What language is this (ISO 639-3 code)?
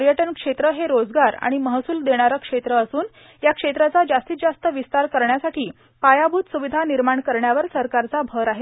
mar